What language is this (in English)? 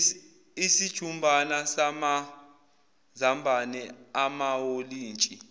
Zulu